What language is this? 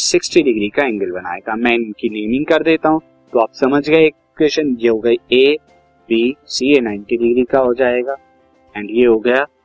Hindi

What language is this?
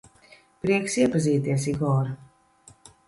Latvian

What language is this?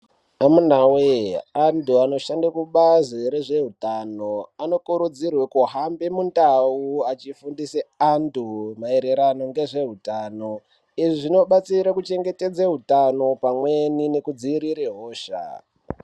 Ndau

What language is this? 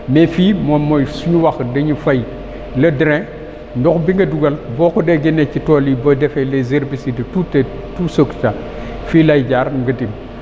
Wolof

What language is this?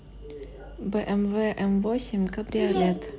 Russian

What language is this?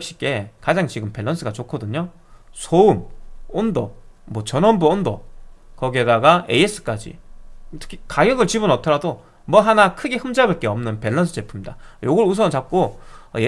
Korean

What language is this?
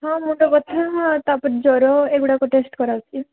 Odia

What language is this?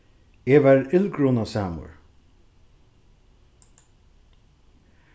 Faroese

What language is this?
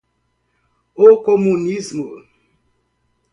Portuguese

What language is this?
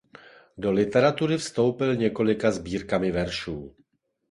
Czech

